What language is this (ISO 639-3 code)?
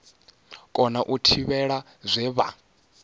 ven